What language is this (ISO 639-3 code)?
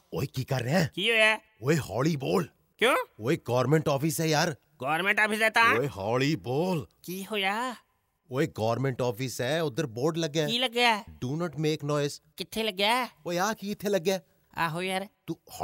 pan